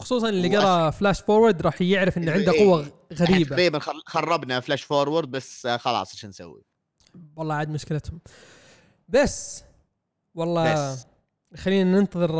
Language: Arabic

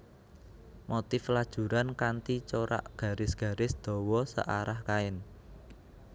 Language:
Javanese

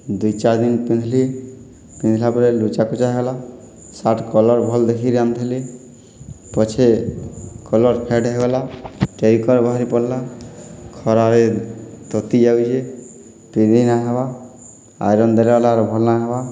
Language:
Odia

